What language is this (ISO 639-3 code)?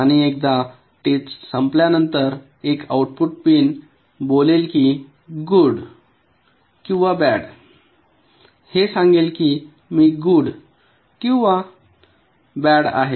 mar